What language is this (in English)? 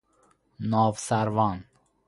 Persian